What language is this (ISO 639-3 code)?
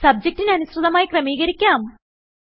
mal